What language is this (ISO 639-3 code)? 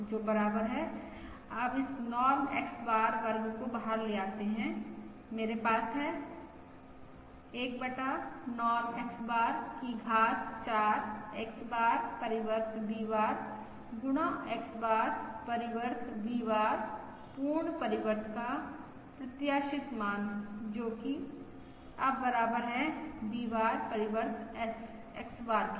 hin